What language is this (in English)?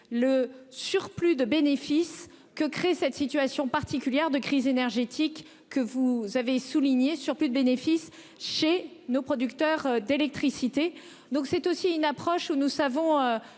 French